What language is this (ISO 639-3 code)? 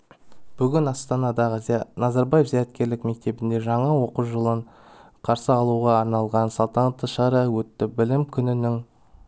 kaz